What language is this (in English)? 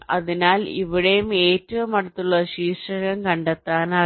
Malayalam